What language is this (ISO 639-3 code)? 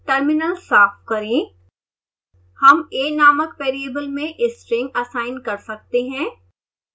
hin